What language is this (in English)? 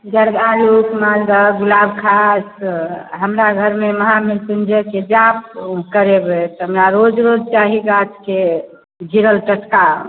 Maithili